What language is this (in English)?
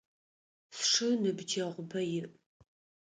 Adyghe